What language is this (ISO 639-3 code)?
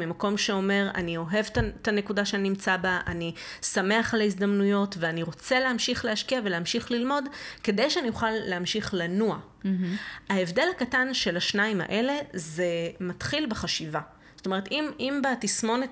heb